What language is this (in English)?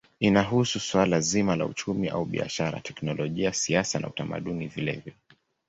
Swahili